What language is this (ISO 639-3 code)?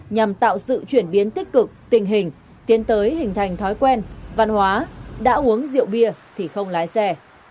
vie